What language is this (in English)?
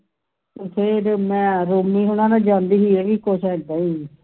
Punjabi